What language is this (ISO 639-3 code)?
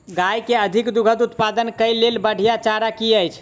mai